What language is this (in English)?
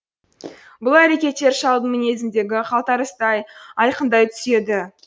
Kazakh